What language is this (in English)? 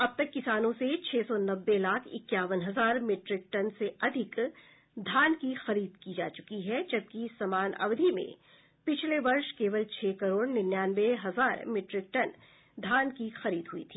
Hindi